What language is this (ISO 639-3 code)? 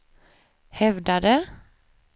swe